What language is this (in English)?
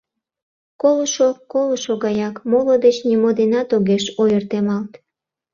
Mari